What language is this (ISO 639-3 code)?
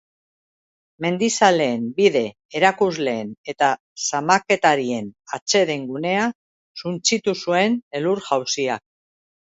eus